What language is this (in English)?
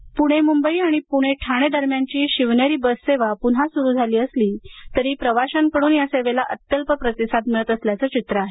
Marathi